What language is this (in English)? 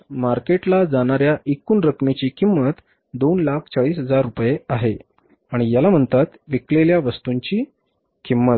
Marathi